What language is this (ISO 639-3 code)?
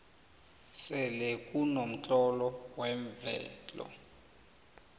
nbl